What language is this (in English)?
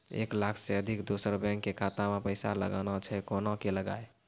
Maithili